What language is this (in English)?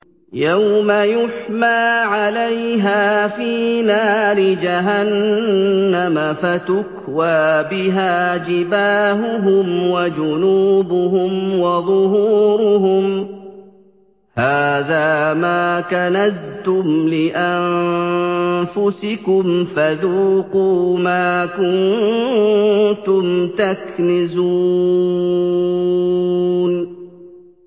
Arabic